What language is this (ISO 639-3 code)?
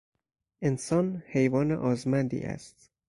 fas